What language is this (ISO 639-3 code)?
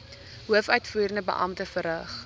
afr